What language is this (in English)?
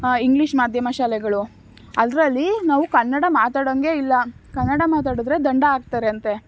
Kannada